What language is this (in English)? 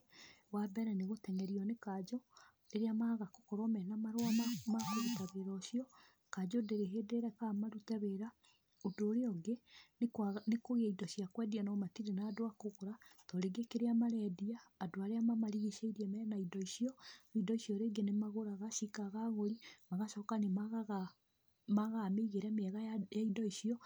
Kikuyu